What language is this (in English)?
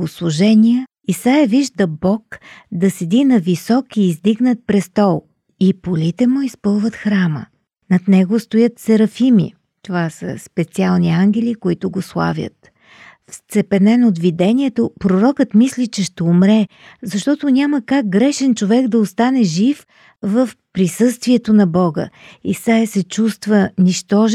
Bulgarian